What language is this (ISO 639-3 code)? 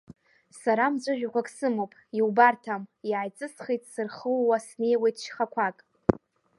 abk